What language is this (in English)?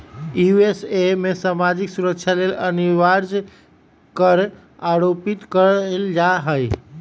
Magahi